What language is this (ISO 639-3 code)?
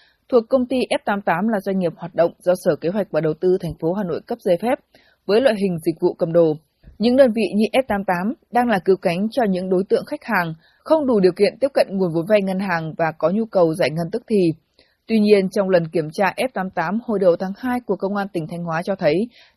vie